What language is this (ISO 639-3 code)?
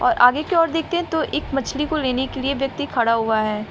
hin